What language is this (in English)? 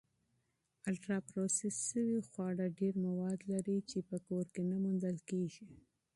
Pashto